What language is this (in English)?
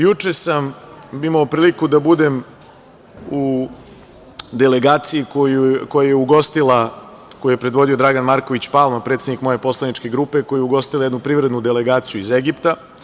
Serbian